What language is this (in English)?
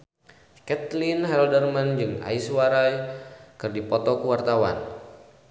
Sundanese